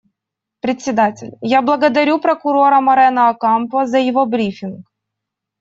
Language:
Russian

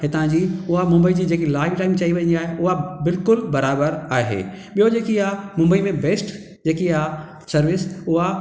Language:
Sindhi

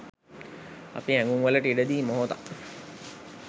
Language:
Sinhala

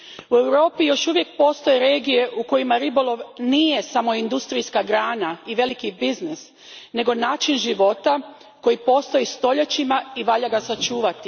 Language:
Croatian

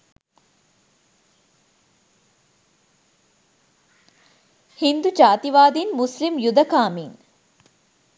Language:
Sinhala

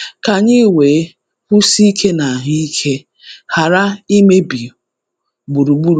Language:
Igbo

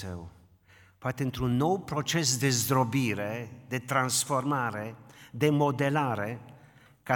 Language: Romanian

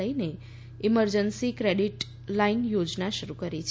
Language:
Gujarati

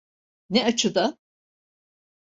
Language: Turkish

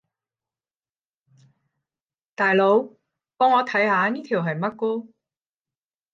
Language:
Cantonese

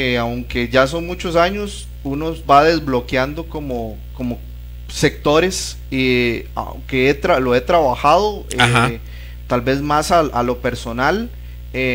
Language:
Spanish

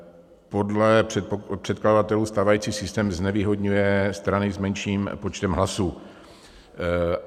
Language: Czech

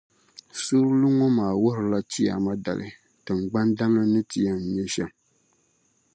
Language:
Dagbani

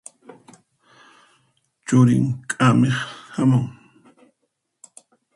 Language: Puno Quechua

